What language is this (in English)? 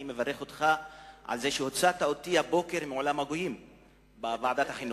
Hebrew